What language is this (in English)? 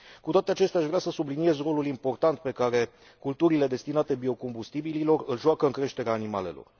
Romanian